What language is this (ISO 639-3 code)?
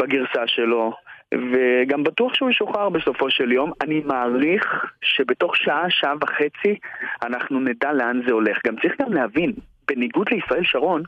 heb